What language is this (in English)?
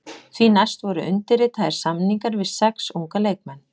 Icelandic